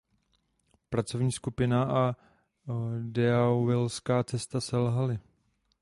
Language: Czech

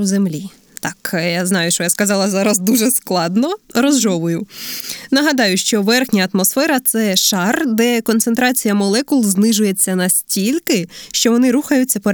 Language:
Ukrainian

